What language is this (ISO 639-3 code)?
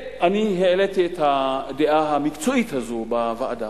heb